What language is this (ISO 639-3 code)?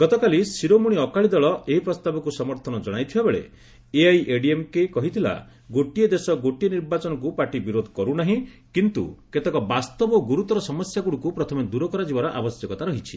ori